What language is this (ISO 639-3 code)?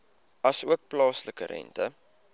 afr